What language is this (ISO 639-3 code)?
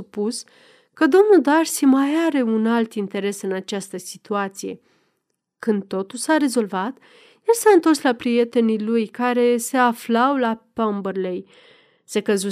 ron